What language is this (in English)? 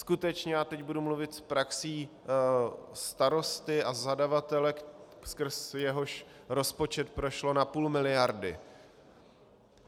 Czech